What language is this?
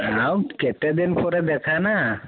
Odia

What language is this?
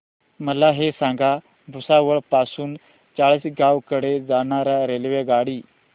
Marathi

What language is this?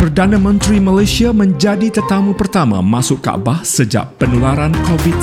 Malay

